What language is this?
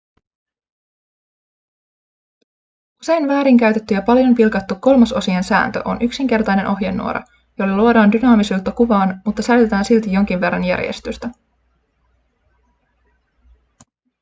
Finnish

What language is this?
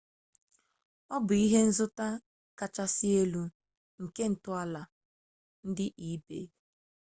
Igbo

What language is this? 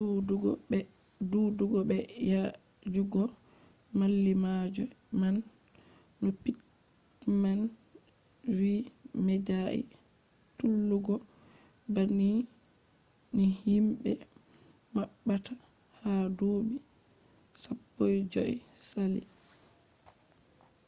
Fula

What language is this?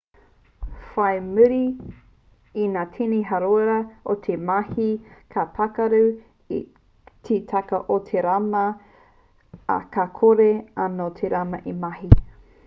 Māori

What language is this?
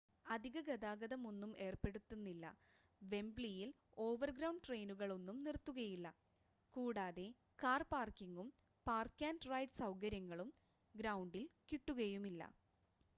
Malayalam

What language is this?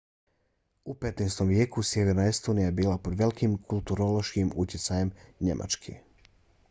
Bosnian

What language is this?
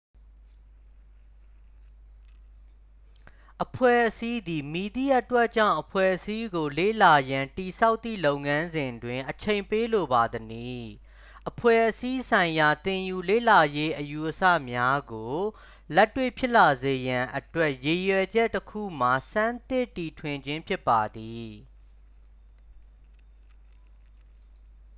Burmese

